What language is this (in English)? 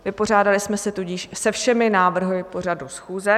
Czech